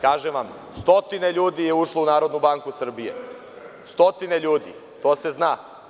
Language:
Serbian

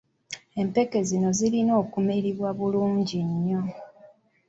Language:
Ganda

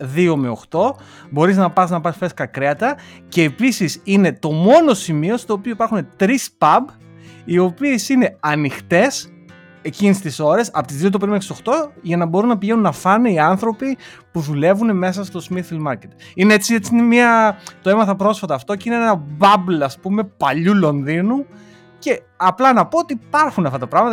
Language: Greek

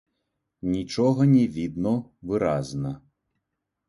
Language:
Belarusian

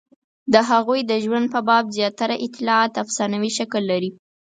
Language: Pashto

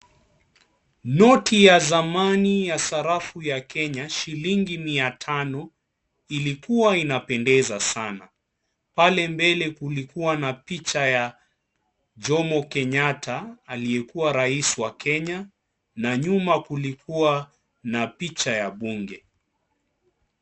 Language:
Swahili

